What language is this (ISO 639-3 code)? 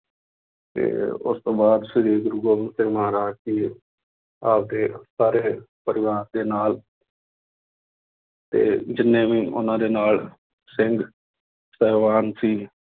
pan